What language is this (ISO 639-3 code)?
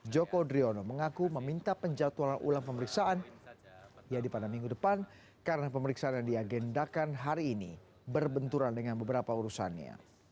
ind